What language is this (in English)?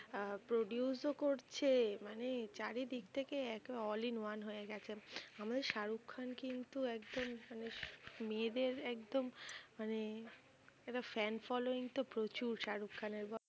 Bangla